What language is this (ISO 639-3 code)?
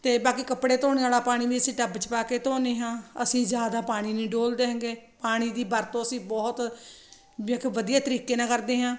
pan